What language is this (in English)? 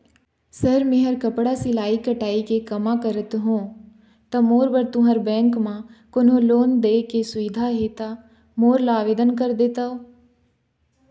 Chhattisgarhi